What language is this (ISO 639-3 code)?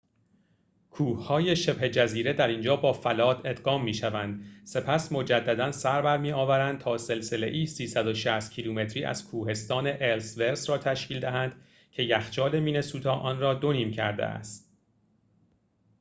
fas